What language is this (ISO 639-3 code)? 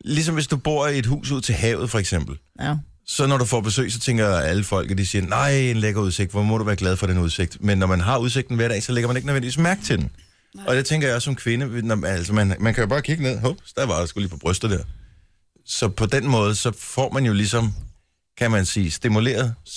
dan